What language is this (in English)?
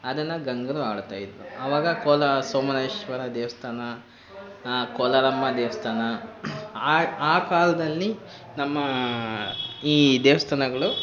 Kannada